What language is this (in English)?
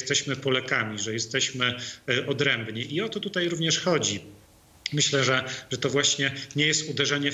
Polish